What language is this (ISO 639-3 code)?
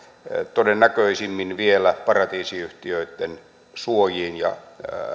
fin